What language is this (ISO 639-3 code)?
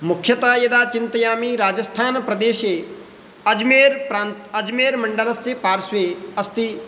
san